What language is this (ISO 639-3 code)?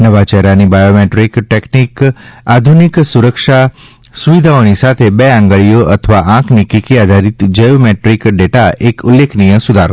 guj